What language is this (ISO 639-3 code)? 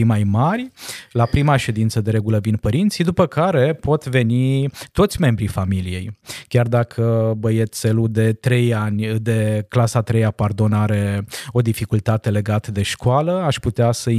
ron